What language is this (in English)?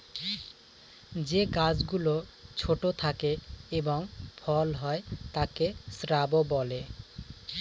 Bangla